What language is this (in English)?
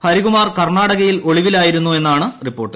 Malayalam